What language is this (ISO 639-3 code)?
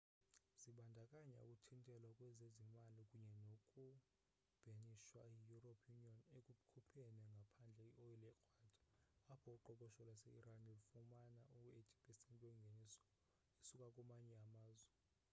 xho